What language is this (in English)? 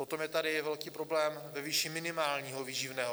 Czech